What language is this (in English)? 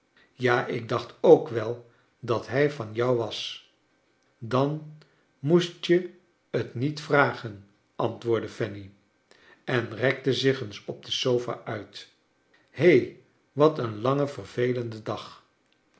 Dutch